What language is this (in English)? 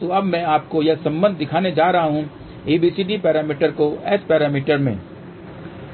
Hindi